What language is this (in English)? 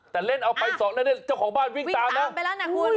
Thai